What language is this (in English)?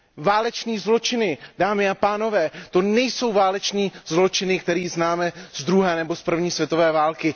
Czech